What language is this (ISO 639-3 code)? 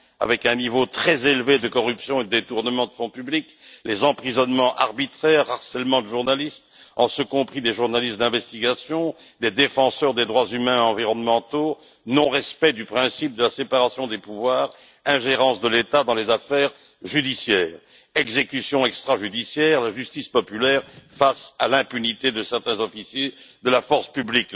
fra